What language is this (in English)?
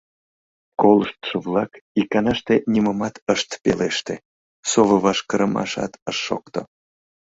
Mari